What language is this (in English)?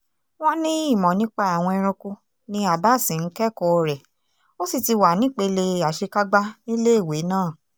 Yoruba